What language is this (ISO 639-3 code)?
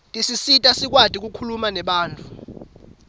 ssw